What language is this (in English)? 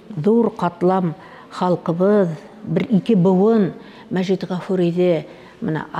Arabic